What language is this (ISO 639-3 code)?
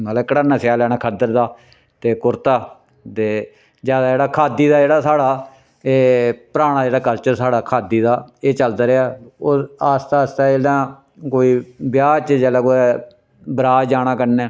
doi